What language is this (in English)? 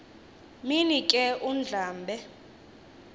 Xhosa